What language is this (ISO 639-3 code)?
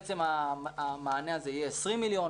heb